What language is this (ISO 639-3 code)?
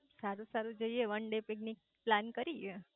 guj